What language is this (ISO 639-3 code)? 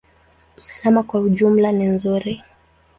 swa